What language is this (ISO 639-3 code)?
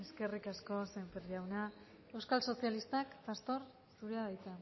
eus